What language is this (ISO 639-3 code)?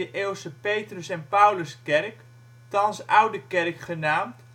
nld